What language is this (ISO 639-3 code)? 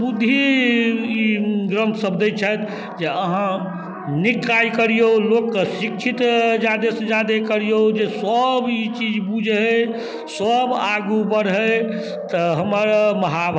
mai